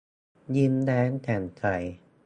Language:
Thai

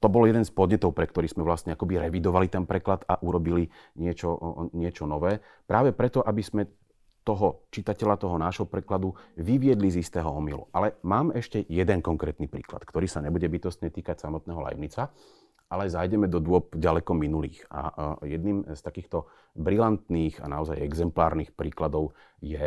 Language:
Slovak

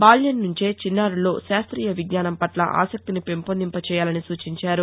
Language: Telugu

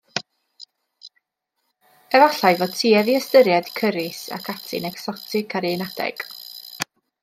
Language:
Welsh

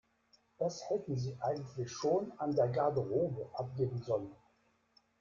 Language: German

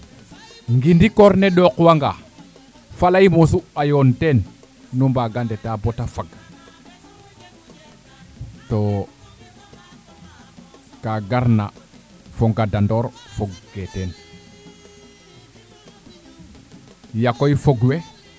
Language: Serer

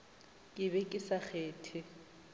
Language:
Northern Sotho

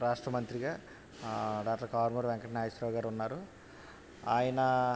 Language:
Telugu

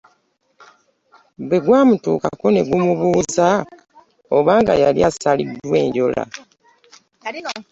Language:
Ganda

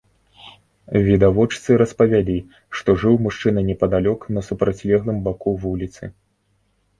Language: Belarusian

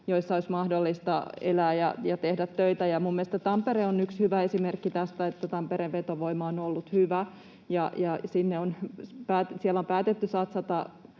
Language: Finnish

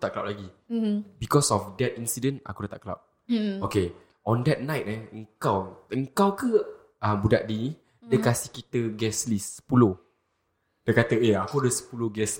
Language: Malay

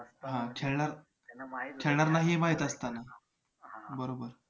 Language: Marathi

